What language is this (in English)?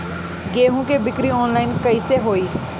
Bhojpuri